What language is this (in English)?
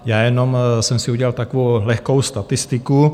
Czech